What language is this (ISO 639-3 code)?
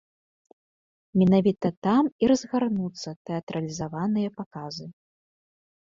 bel